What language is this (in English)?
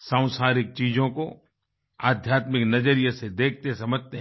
Hindi